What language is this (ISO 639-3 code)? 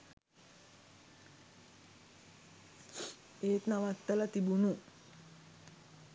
sin